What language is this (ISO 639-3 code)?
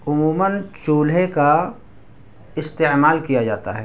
urd